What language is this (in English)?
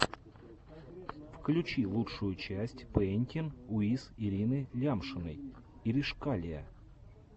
Russian